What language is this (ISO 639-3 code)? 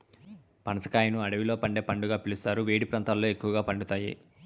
tel